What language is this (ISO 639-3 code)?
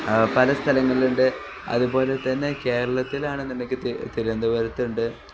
mal